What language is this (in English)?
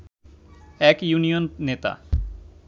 Bangla